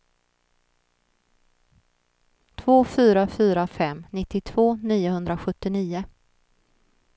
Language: Swedish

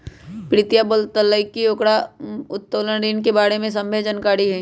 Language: Magahi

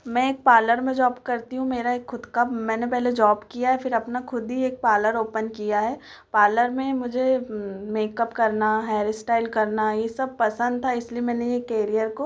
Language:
Hindi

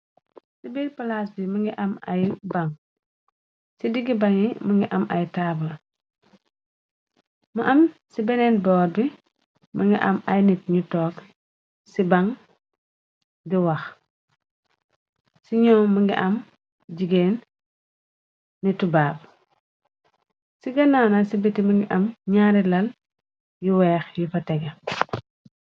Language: Wolof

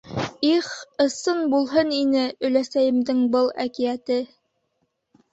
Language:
Bashkir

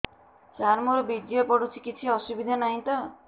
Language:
Odia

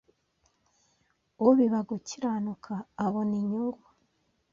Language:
Kinyarwanda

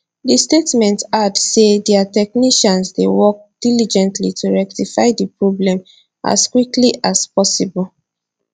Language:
Nigerian Pidgin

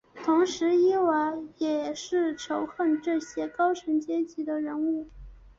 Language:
Chinese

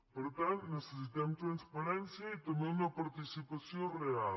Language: Catalan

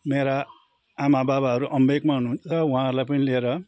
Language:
Nepali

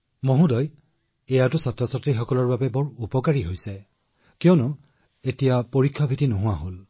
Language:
Assamese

